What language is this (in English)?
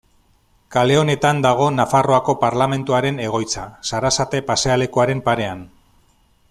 Basque